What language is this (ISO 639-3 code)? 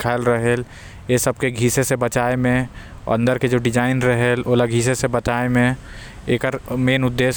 kfp